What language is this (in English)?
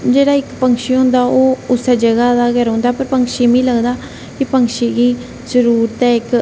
Dogri